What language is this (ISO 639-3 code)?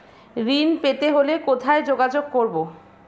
ben